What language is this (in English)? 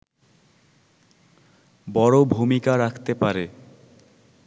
Bangla